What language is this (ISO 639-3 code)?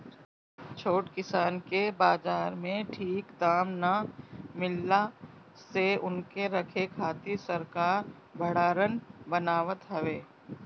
bho